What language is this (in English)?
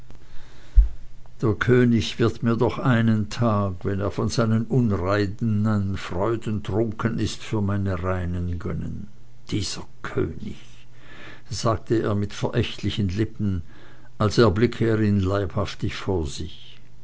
German